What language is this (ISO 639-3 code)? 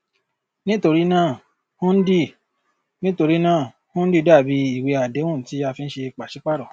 yor